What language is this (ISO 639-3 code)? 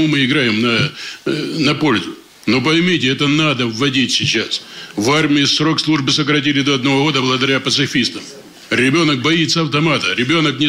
rus